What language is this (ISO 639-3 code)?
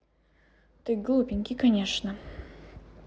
rus